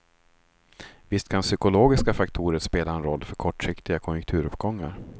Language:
Swedish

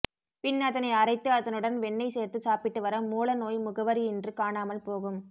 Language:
Tamil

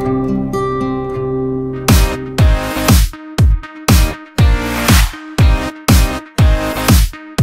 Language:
English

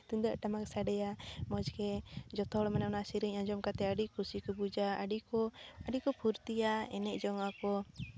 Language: Santali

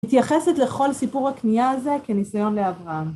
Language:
Hebrew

